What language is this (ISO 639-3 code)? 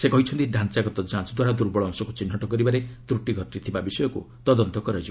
ori